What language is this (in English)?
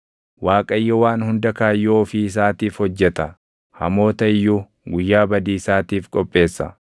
Oromo